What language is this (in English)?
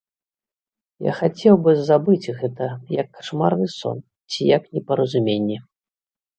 Belarusian